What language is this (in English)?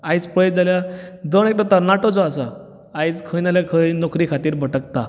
Konkani